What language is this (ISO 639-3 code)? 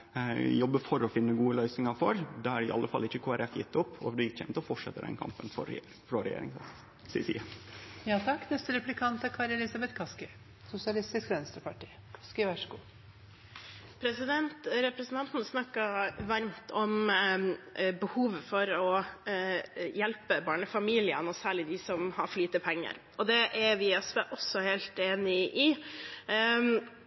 nor